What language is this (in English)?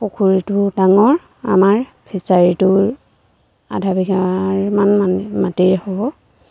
Assamese